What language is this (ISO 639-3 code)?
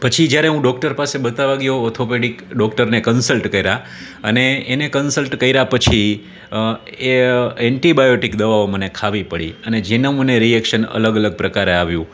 guj